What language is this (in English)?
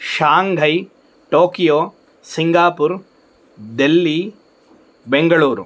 Sanskrit